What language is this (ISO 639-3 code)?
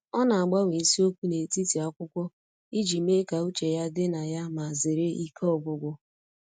ibo